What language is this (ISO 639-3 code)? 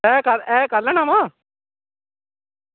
doi